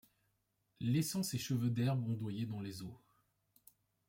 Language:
French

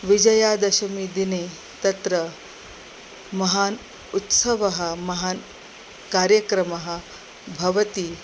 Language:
Sanskrit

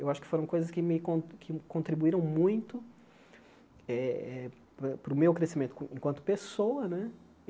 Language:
Portuguese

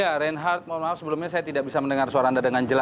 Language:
Indonesian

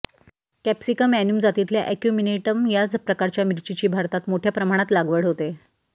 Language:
Marathi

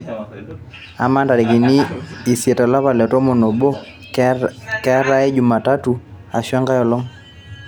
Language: Masai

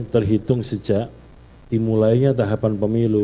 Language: Indonesian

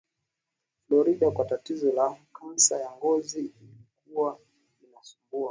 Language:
Swahili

